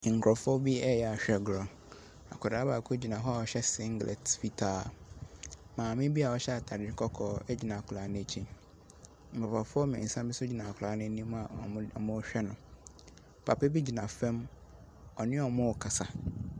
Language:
Akan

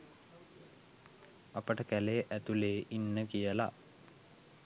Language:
Sinhala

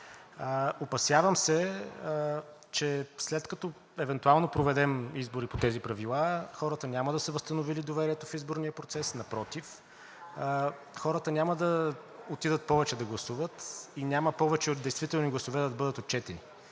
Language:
Bulgarian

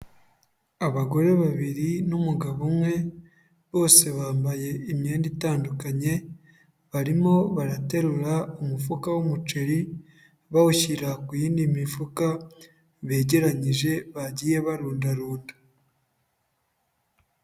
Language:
Kinyarwanda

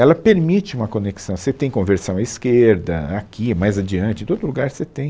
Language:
Portuguese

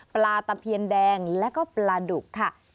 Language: Thai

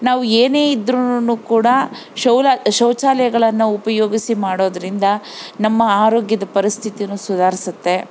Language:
Kannada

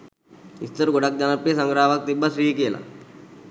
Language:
Sinhala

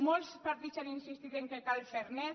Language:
Catalan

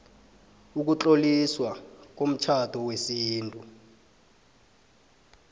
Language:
South Ndebele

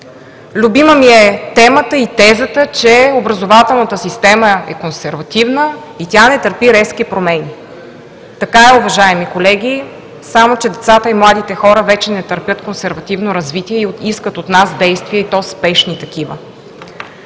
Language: Bulgarian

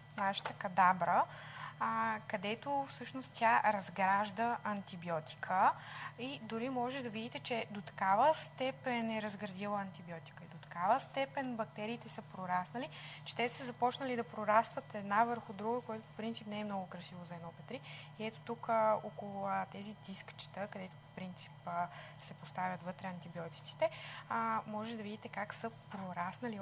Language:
Bulgarian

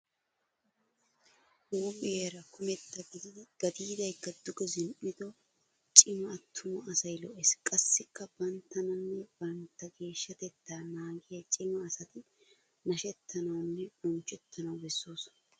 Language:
Wolaytta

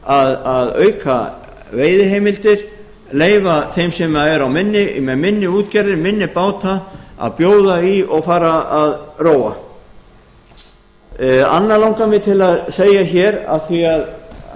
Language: Icelandic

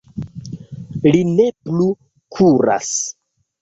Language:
Esperanto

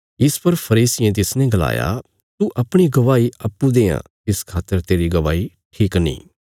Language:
Bilaspuri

